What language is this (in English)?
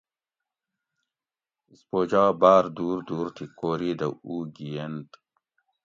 Gawri